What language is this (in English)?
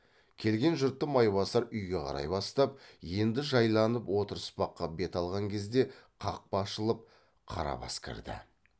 Kazakh